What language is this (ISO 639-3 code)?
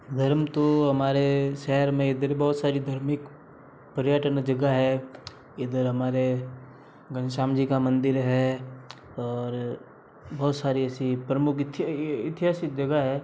hin